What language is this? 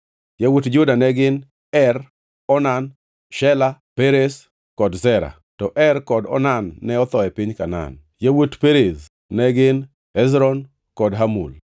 Luo (Kenya and Tanzania)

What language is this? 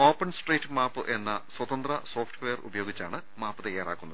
Malayalam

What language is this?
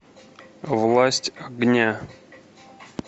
Russian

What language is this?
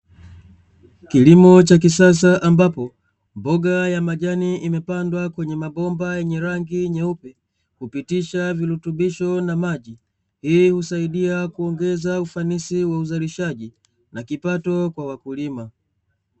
Swahili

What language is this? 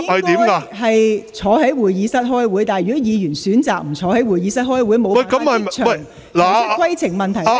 Cantonese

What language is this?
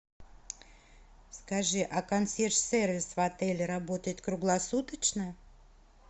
Russian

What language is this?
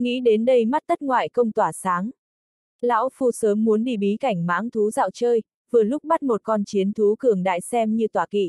Vietnamese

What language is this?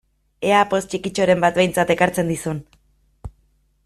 Basque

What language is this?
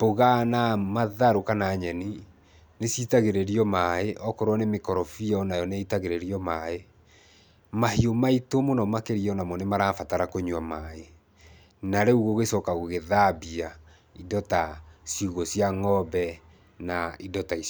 Kikuyu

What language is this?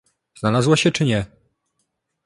Polish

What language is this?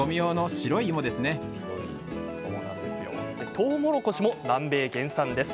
Japanese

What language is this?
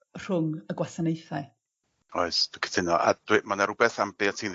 Welsh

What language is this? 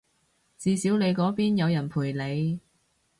Cantonese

